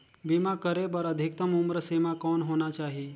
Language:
Chhattisgarhi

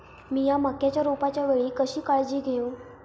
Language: Marathi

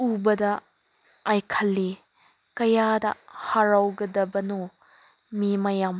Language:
Manipuri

